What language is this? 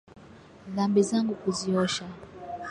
Swahili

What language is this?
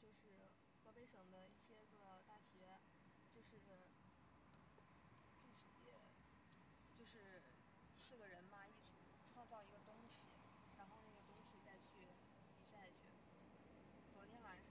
Chinese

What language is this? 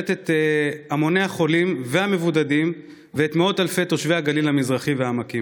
Hebrew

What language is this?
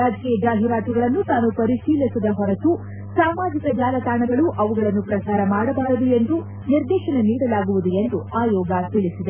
Kannada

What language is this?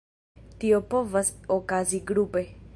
Esperanto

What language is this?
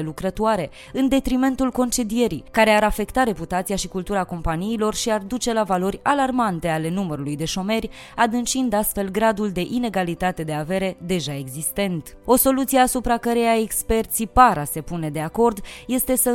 Romanian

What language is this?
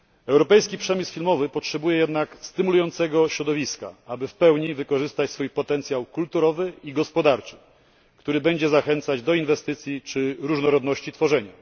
Polish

